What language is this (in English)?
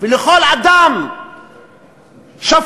Hebrew